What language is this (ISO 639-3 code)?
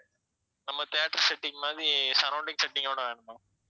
tam